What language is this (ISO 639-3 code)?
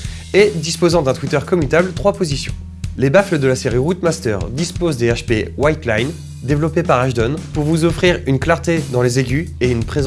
fra